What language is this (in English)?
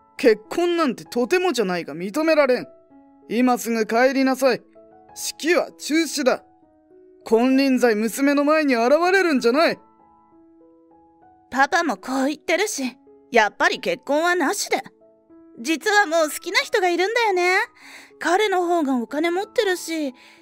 Japanese